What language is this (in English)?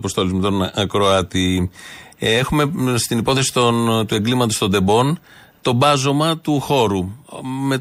Greek